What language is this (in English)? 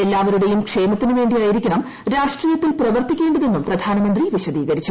Malayalam